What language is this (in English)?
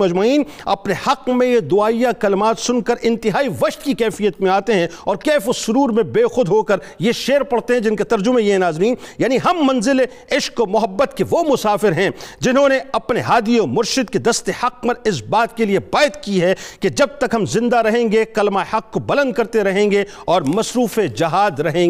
Urdu